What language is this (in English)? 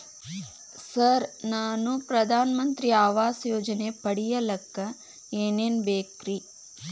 Kannada